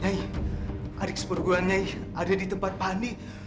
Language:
Indonesian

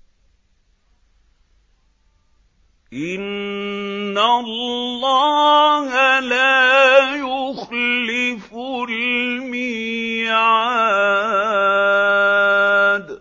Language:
Arabic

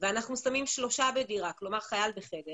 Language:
Hebrew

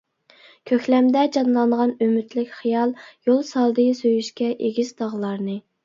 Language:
Uyghur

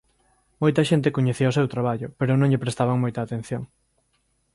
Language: Galician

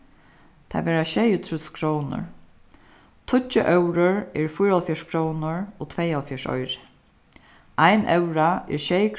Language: Faroese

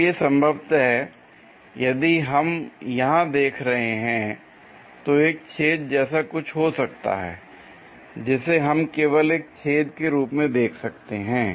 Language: Hindi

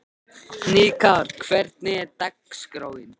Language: Icelandic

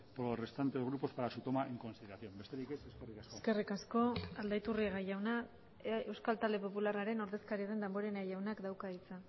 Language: Basque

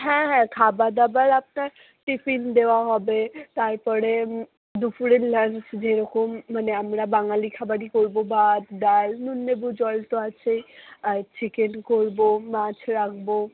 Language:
Bangla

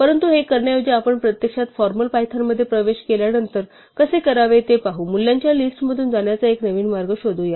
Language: Marathi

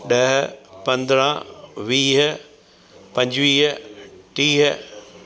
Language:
Sindhi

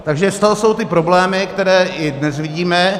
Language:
Czech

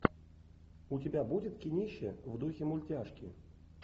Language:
Russian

